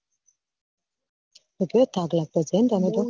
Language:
Gujarati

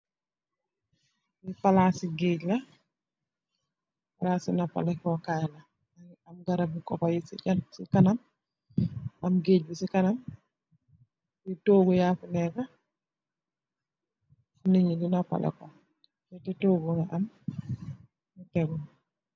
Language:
Wolof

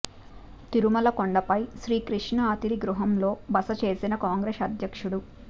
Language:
Telugu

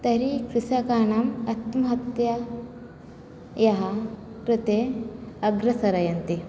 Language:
Sanskrit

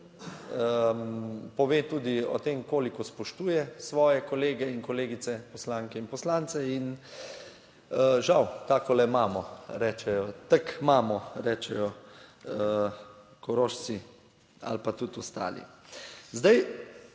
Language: Slovenian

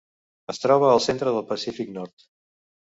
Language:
Catalan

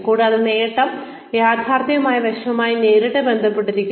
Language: Malayalam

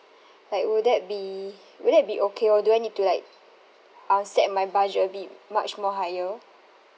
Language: English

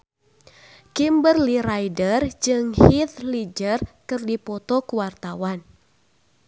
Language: Sundanese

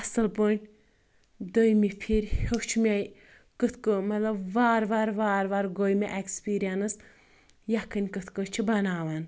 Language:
Kashmiri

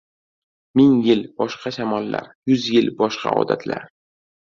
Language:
Uzbek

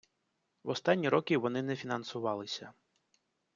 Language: Ukrainian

